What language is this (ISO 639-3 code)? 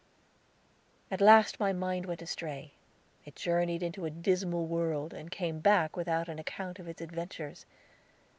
eng